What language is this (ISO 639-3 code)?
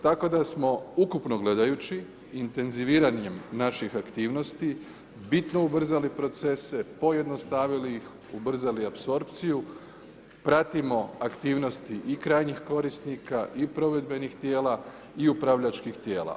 hrv